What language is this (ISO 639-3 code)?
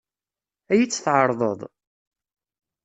kab